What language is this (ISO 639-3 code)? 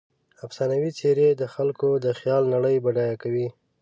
pus